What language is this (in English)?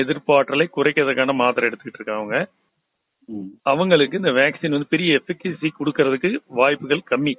Tamil